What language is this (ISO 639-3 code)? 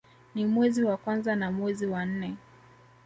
swa